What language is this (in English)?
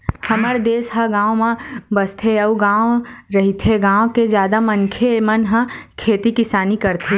Chhattisgarhi